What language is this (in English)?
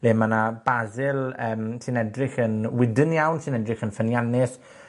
Welsh